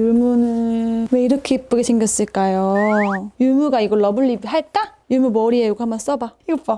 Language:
Korean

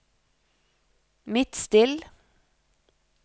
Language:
Norwegian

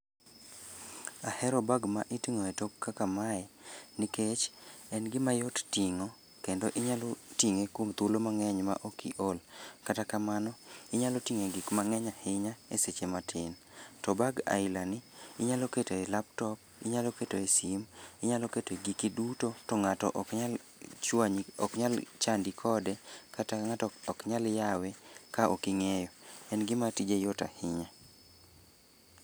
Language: Luo (Kenya and Tanzania)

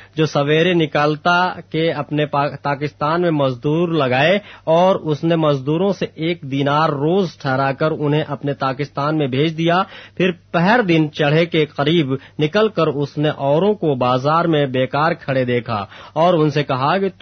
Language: Urdu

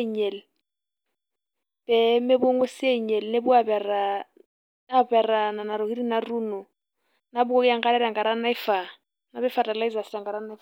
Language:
Masai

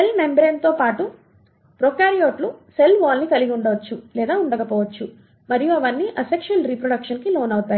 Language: Telugu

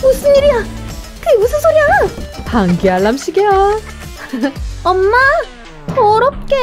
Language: Korean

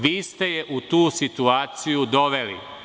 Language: Serbian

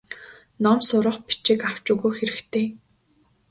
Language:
Mongolian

